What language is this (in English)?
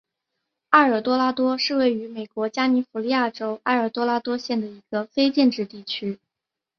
Chinese